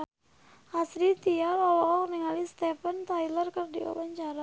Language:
Sundanese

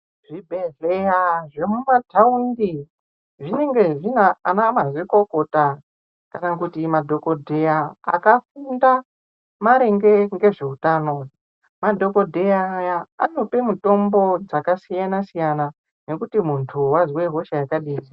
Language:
Ndau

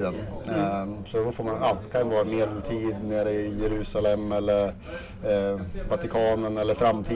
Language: Swedish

